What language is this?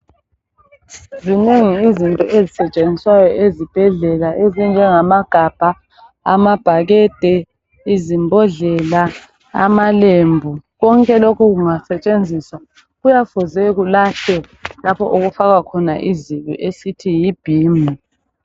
North Ndebele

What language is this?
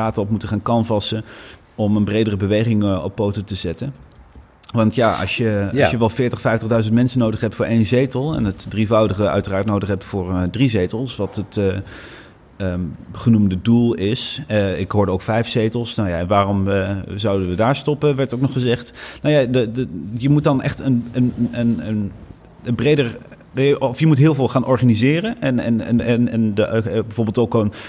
Dutch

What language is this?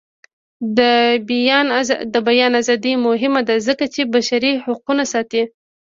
Pashto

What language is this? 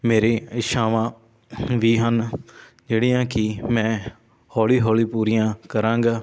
Punjabi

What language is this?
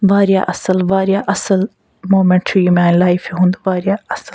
Kashmiri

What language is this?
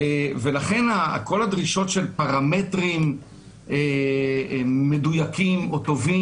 Hebrew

